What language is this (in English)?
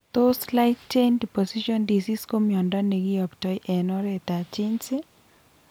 Kalenjin